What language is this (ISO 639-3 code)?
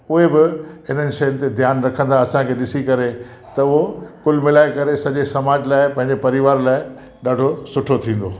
snd